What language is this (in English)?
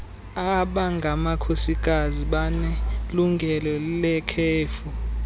Xhosa